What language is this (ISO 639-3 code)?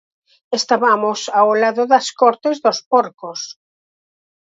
glg